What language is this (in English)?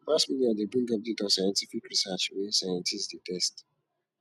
Nigerian Pidgin